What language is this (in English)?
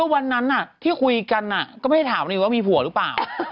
Thai